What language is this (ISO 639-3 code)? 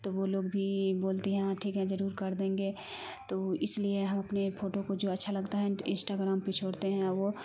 urd